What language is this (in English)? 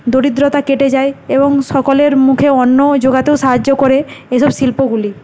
Bangla